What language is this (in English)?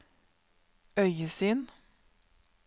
Norwegian